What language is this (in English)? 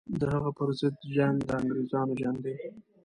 Pashto